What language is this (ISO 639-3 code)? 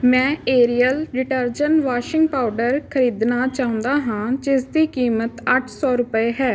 pan